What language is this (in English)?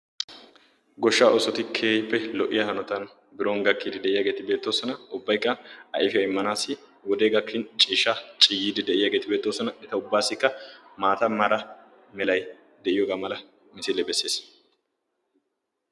Wolaytta